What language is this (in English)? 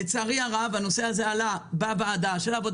Hebrew